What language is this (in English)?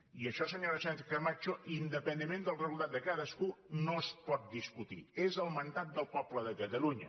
Catalan